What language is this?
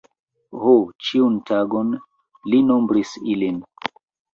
Esperanto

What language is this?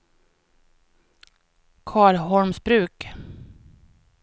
Swedish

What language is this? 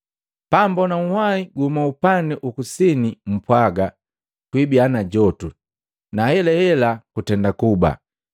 Matengo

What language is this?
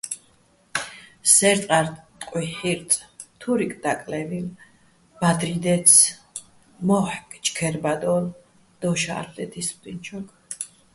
Bats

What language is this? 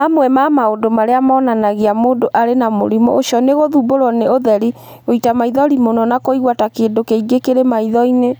Kikuyu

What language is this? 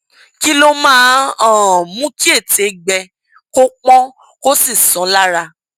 Yoruba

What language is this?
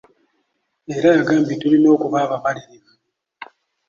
Ganda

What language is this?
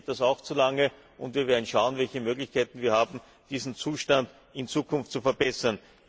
German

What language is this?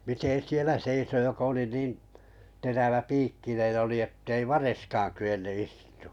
Finnish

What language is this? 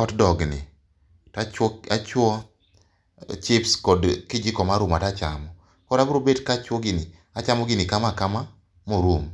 Luo (Kenya and Tanzania)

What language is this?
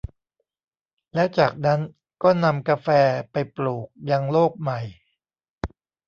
Thai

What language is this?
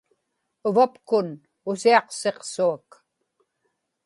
Inupiaq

